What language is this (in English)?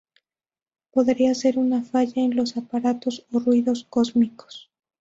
Spanish